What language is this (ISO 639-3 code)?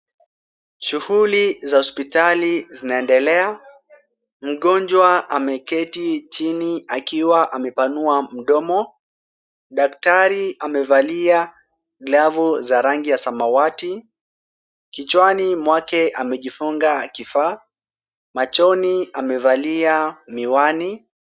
swa